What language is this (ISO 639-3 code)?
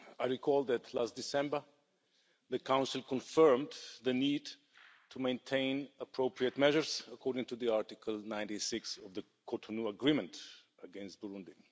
eng